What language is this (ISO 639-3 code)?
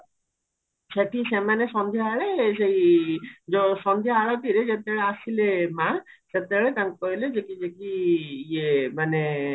ori